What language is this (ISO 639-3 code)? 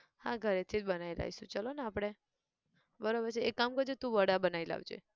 guj